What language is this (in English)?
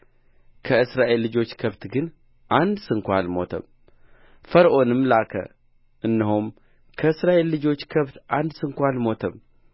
Amharic